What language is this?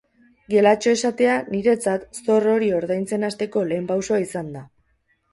Basque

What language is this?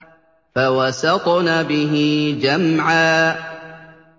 Arabic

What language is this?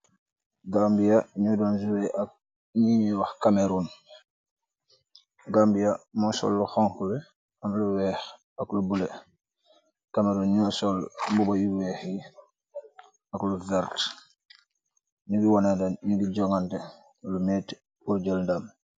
Wolof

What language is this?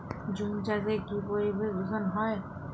Bangla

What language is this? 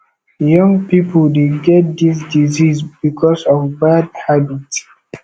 Nigerian Pidgin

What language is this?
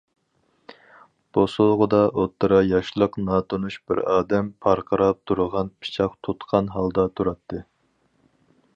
Uyghur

